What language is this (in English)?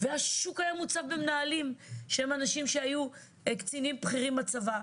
Hebrew